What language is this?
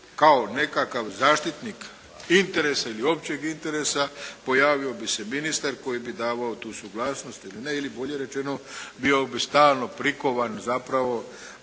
Croatian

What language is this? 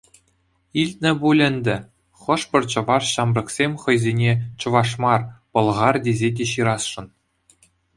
Chuvash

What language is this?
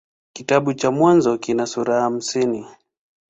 Swahili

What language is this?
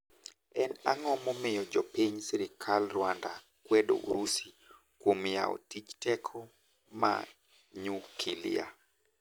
Luo (Kenya and Tanzania)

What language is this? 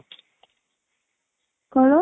Odia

